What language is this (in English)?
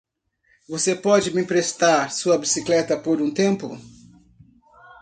Portuguese